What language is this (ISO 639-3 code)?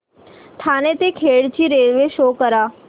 mar